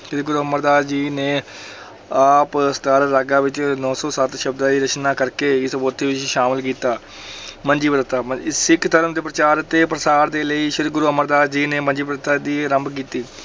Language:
Punjabi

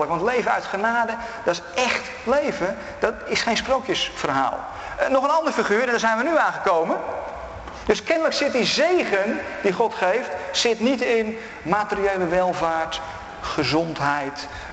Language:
Dutch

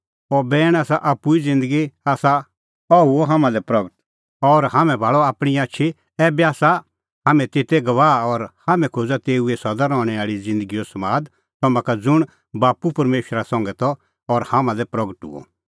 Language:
Kullu Pahari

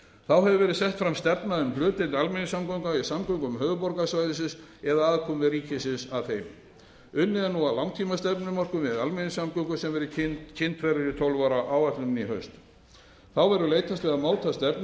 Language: Icelandic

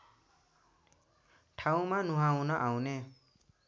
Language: Nepali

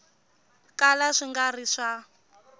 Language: Tsonga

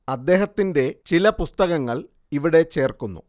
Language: Malayalam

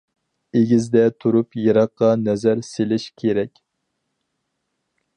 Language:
Uyghur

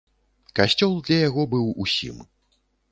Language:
Belarusian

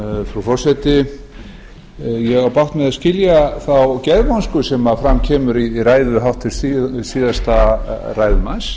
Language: Icelandic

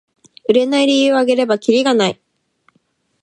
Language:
Japanese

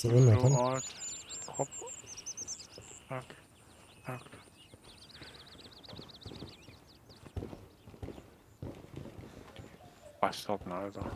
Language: German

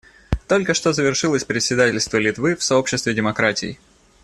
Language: Russian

